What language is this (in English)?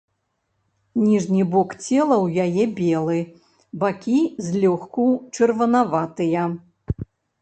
Belarusian